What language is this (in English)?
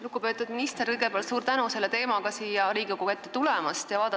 Estonian